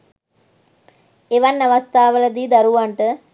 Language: Sinhala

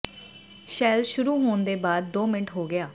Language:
Punjabi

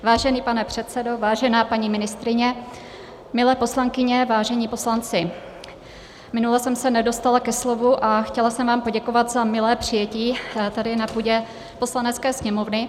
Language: Czech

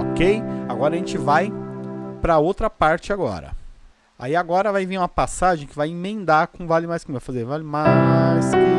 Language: Portuguese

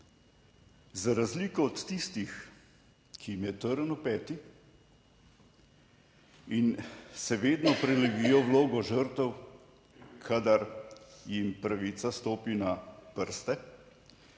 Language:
Slovenian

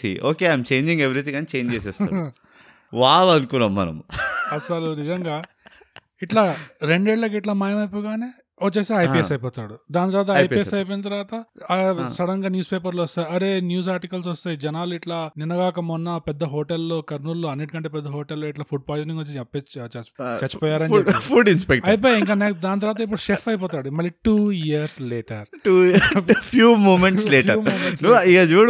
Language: Telugu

